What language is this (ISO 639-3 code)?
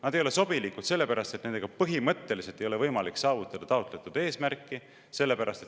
est